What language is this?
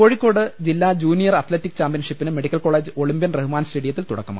Malayalam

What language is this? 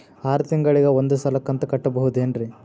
Kannada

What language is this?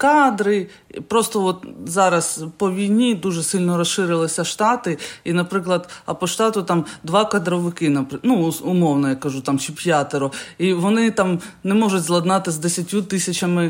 Ukrainian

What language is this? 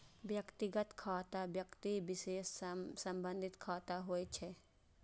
Maithili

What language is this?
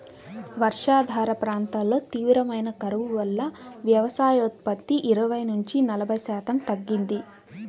Telugu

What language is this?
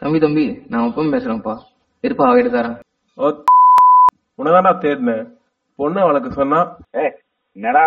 Tamil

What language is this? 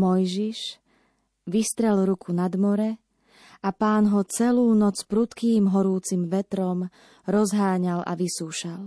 Slovak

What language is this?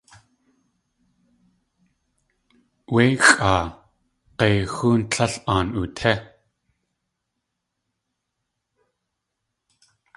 Tlingit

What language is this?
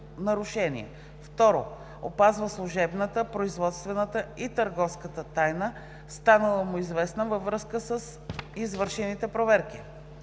Bulgarian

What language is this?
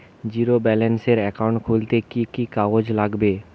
Bangla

